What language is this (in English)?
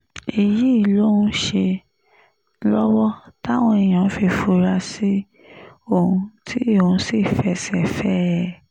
Yoruba